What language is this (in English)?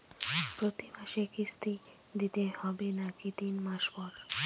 Bangla